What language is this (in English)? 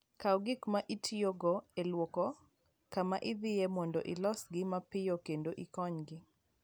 Luo (Kenya and Tanzania)